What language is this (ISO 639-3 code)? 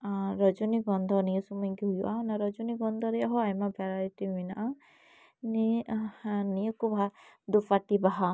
sat